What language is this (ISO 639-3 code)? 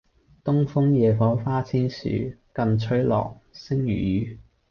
yue